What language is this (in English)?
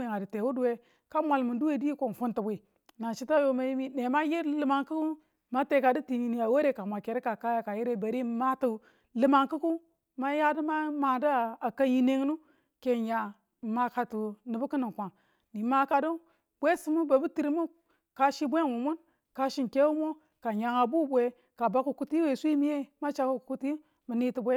Tula